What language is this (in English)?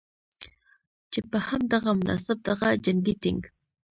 Pashto